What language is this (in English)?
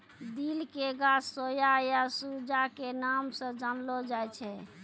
Maithili